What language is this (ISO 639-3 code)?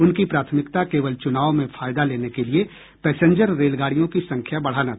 hin